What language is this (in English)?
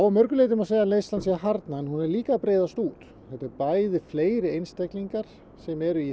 Icelandic